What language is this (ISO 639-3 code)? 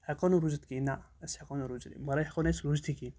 kas